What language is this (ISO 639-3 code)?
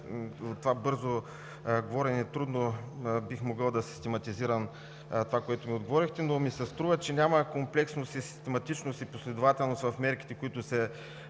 bul